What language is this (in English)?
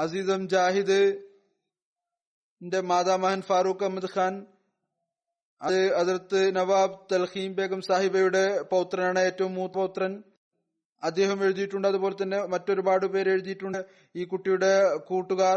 Malayalam